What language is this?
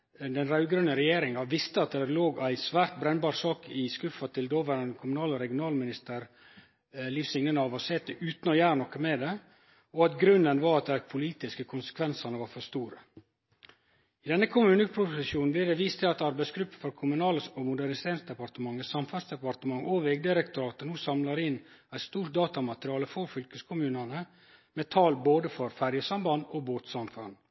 Norwegian Nynorsk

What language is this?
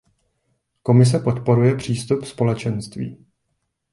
Czech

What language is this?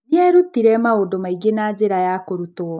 Kikuyu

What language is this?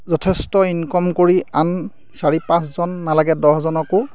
Assamese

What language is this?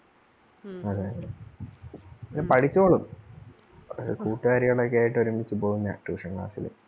Malayalam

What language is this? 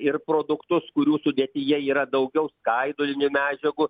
Lithuanian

